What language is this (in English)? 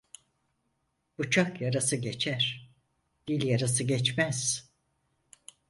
Turkish